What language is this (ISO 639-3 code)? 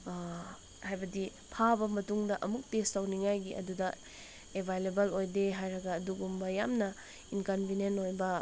mni